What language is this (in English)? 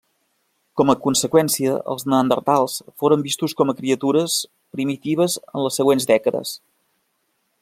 Catalan